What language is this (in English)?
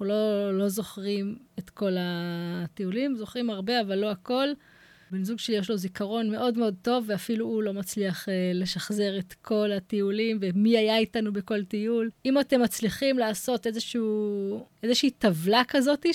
Hebrew